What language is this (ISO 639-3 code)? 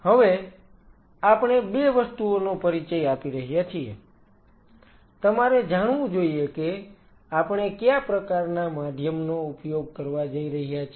guj